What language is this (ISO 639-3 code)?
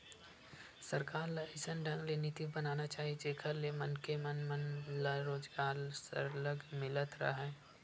hne